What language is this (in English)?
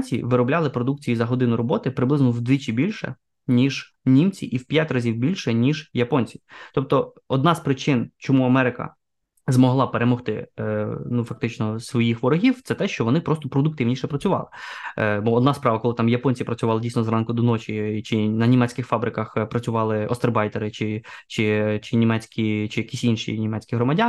Ukrainian